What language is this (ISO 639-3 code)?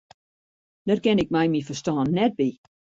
fry